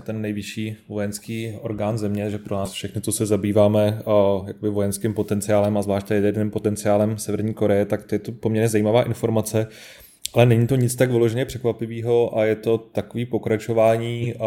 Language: Czech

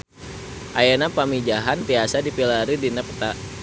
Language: Sundanese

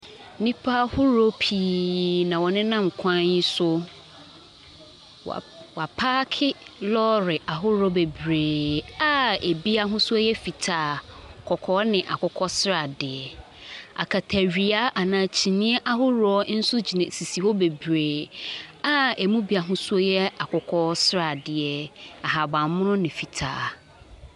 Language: Akan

